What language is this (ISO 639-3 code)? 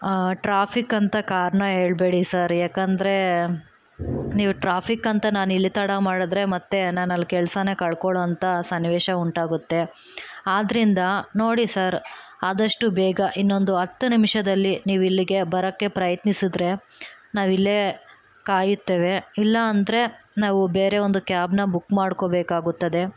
kan